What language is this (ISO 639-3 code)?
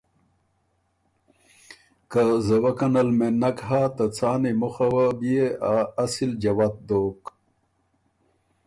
oru